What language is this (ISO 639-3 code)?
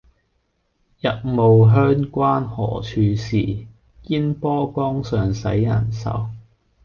yue